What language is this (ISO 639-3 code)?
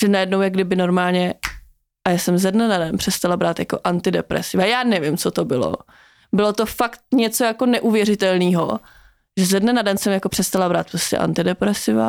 ces